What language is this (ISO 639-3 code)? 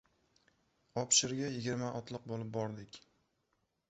uzb